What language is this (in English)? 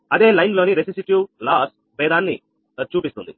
Telugu